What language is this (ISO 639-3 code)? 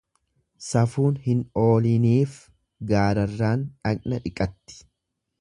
orm